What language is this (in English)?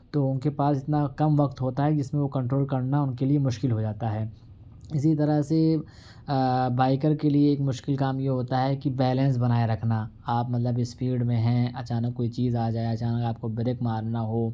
Urdu